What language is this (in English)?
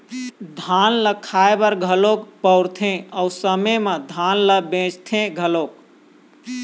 Chhattisgarhi